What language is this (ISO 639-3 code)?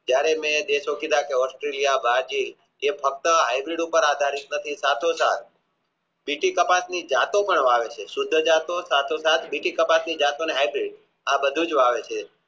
guj